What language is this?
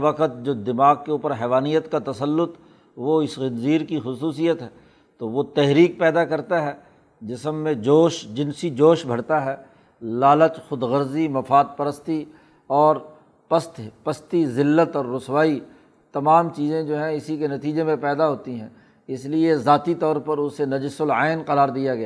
Urdu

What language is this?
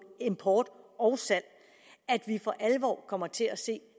Danish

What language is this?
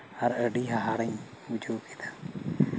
Santali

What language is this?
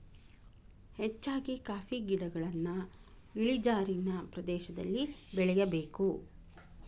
Kannada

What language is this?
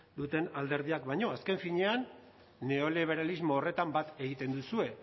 Basque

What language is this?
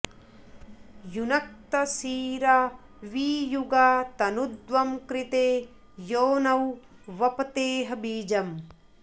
Sanskrit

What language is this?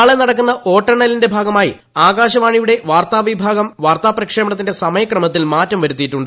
Malayalam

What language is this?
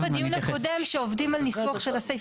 Hebrew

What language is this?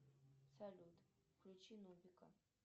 Russian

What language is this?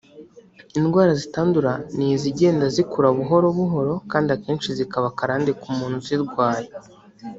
Kinyarwanda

